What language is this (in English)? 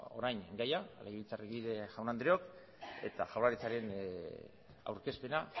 Basque